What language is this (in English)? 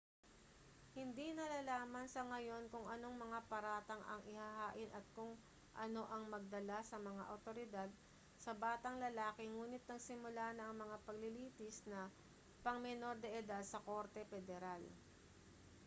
Filipino